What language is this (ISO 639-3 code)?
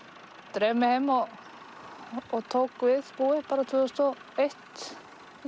isl